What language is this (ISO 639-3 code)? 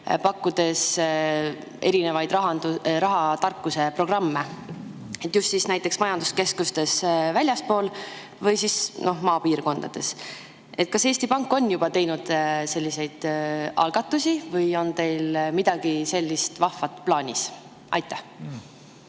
est